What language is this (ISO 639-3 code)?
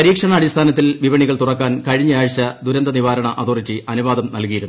mal